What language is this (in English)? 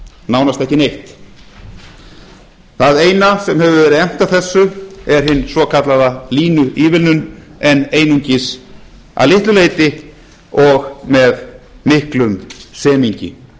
Icelandic